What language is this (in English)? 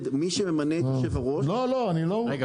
Hebrew